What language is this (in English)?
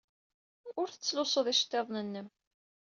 Kabyle